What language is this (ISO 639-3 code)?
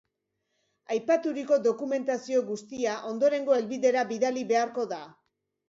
eus